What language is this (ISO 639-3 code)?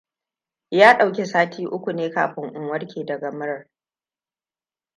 hau